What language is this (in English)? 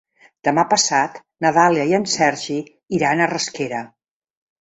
Catalan